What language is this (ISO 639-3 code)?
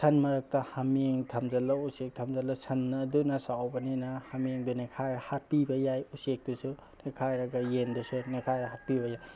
mni